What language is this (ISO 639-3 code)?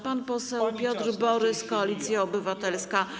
pol